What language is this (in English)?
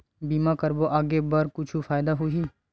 Chhattisgarhi